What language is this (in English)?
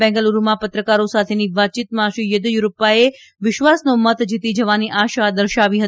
Gujarati